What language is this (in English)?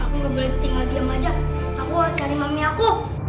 Indonesian